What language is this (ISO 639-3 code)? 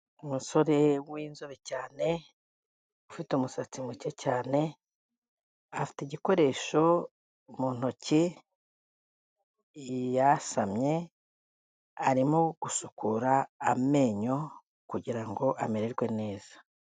kin